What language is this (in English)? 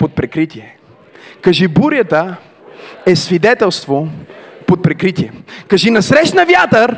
Bulgarian